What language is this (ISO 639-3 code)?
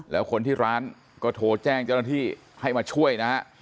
tha